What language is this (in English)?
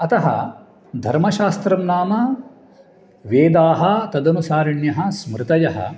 Sanskrit